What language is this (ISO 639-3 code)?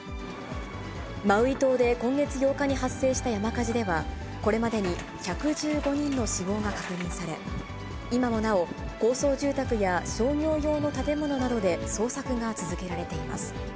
jpn